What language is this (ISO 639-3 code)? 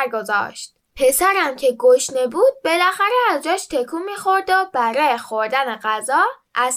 fas